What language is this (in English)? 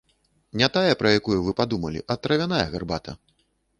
Belarusian